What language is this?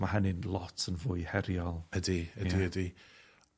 Welsh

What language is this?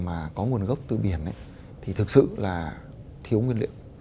Vietnamese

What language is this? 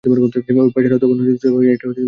Bangla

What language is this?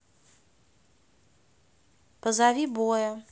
Russian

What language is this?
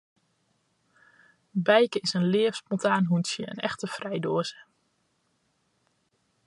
Western Frisian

